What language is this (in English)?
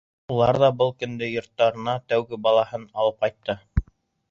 Bashkir